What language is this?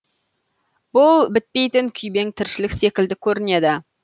Kazakh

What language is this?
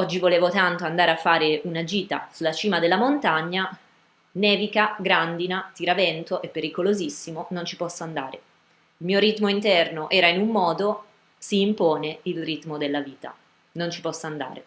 Italian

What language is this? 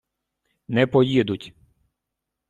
Ukrainian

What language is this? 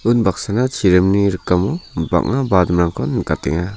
Garo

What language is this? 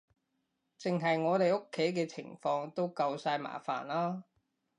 Cantonese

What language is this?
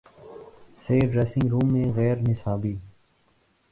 Urdu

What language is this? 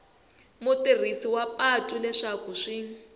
Tsonga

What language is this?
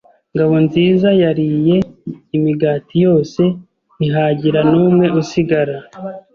Kinyarwanda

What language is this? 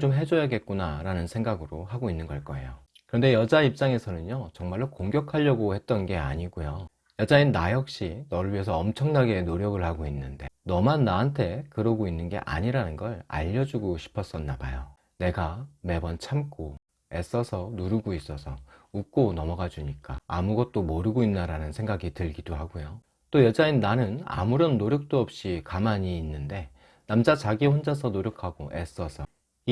Korean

